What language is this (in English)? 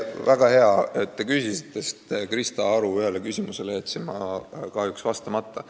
Estonian